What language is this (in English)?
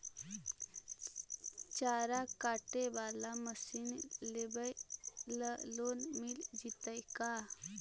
Magahi